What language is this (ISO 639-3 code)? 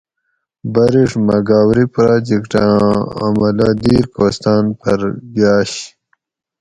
gwc